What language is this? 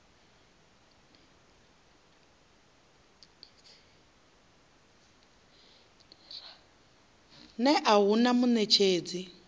Venda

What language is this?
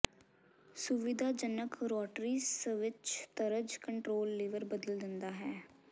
Punjabi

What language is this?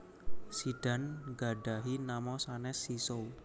Javanese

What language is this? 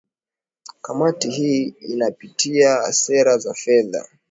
Swahili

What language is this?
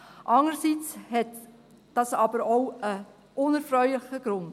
Swiss German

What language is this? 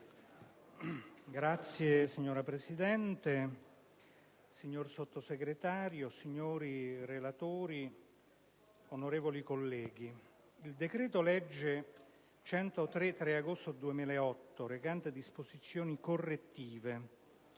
Italian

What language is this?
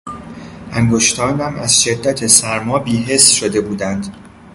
Persian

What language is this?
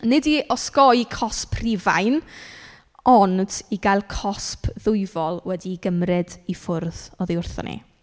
Welsh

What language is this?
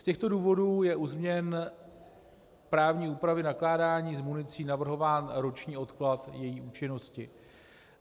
Czech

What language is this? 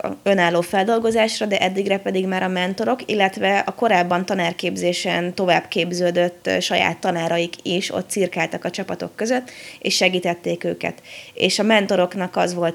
Hungarian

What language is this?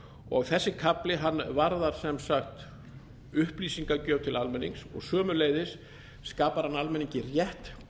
Icelandic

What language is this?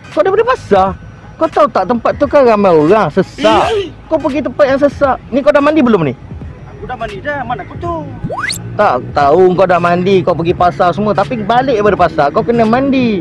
Malay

